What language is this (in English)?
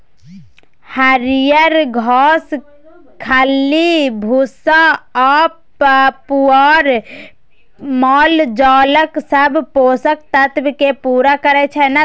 Maithili